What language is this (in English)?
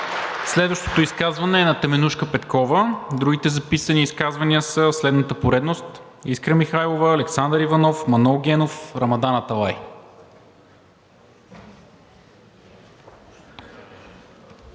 Bulgarian